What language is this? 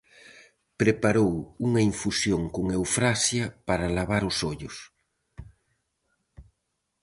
Galician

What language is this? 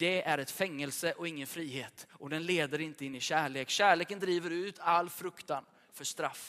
Swedish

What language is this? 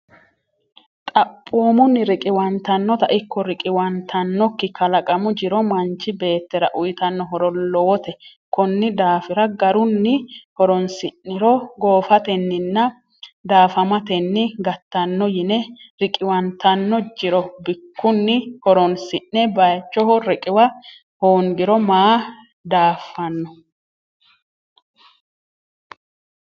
Sidamo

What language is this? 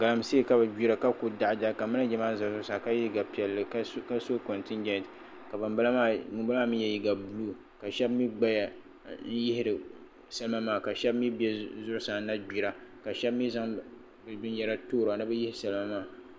Dagbani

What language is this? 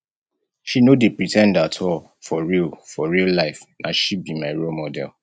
Nigerian Pidgin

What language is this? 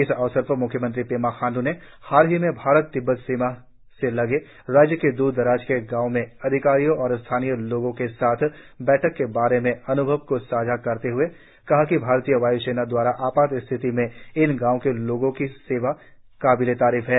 Hindi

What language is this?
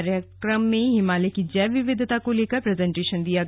Hindi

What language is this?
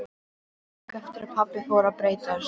Icelandic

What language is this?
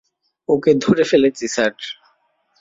Bangla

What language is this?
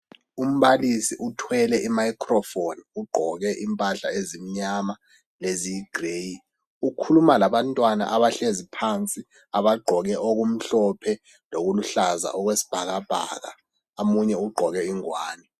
North Ndebele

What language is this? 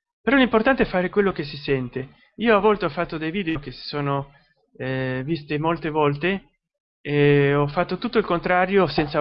Italian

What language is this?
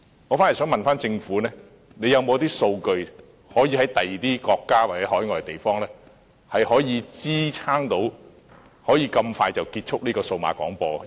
Cantonese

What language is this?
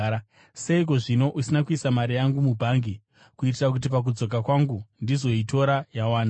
Shona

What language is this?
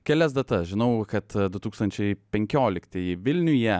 Lithuanian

